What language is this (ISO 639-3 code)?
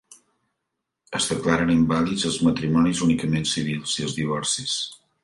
cat